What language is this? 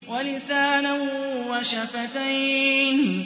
Arabic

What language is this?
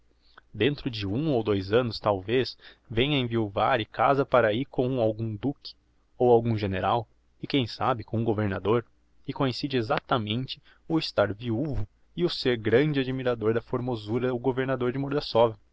Portuguese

